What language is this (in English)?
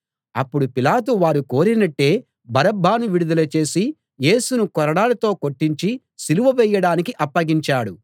Telugu